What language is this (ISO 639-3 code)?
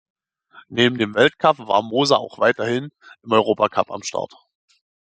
deu